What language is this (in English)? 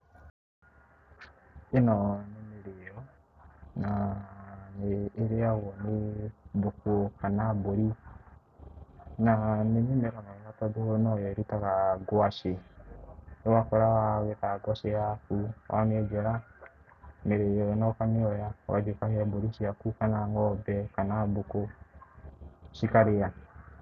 Kikuyu